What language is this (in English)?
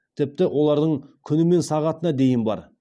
Kazakh